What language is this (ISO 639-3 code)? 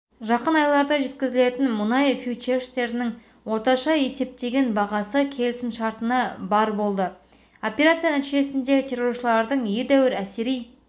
kaz